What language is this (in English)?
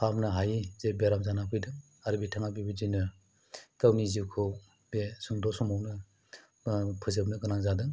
Bodo